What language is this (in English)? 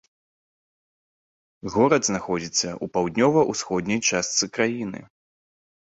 Belarusian